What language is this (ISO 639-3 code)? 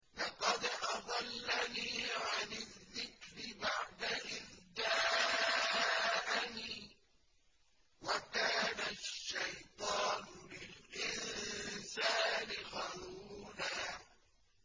ara